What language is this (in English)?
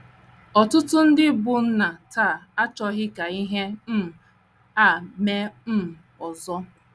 Igbo